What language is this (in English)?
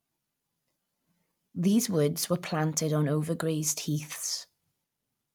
English